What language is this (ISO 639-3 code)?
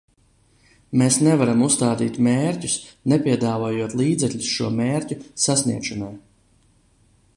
lav